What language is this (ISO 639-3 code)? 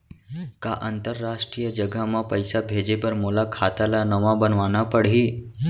hne